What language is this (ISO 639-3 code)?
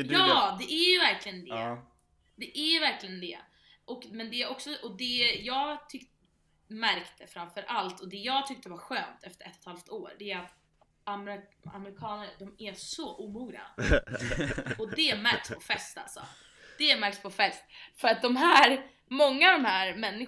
swe